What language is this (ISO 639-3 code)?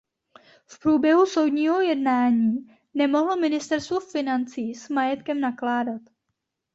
ces